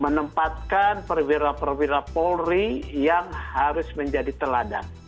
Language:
Indonesian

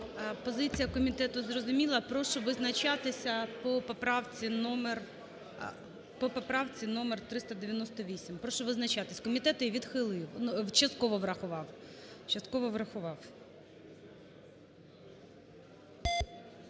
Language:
Ukrainian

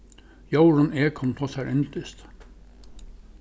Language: Faroese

